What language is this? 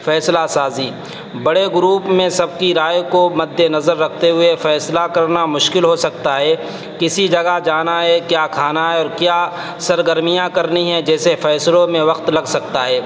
Urdu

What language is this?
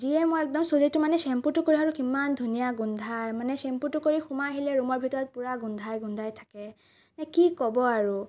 Assamese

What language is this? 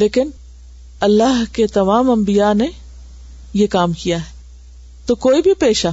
Urdu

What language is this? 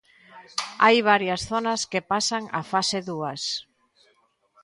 Galician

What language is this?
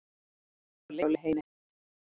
Icelandic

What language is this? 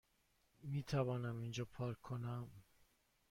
Persian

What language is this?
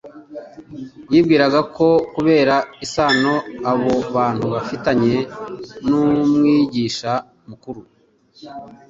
Kinyarwanda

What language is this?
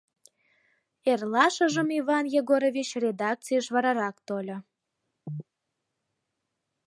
Mari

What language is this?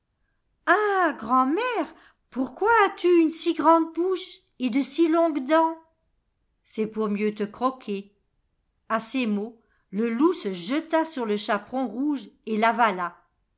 French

